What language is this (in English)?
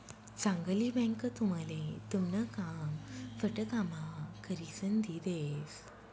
Marathi